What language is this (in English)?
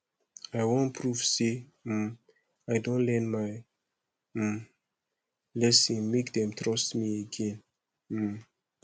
Nigerian Pidgin